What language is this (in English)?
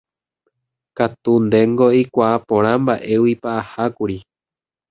Guarani